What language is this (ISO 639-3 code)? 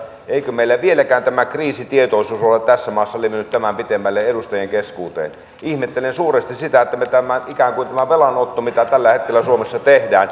fin